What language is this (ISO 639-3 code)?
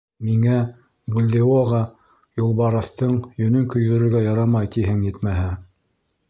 bak